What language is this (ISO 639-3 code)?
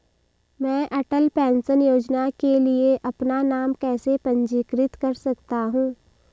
hin